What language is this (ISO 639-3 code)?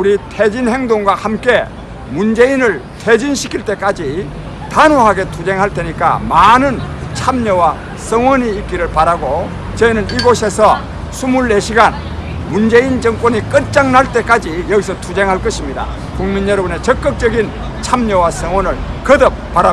kor